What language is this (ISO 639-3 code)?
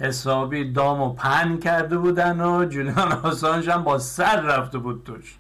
fas